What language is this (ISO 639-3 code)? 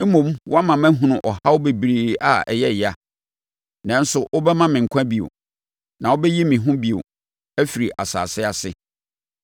aka